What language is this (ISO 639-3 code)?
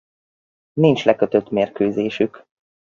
hun